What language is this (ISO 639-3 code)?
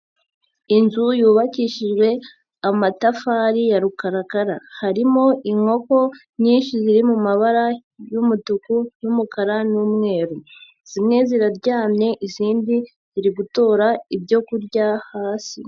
kin